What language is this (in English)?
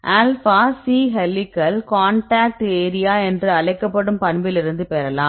Tamil